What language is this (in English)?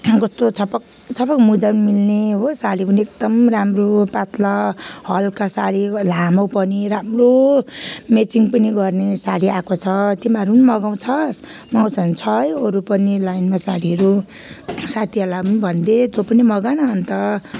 Nepali